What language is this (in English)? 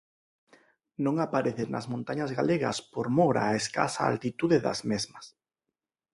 Galician